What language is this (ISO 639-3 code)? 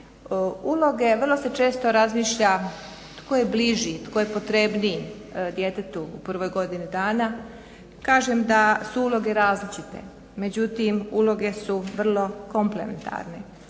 hrv